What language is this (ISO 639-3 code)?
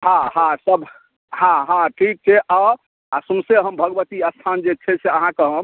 mai